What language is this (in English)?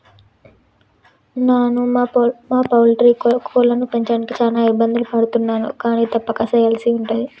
Telugu